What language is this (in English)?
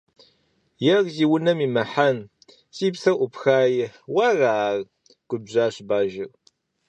Kabardian